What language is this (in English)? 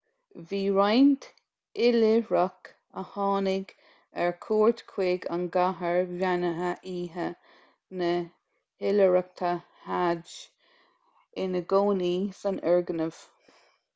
Irish